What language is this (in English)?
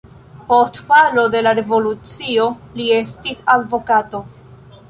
Esperanto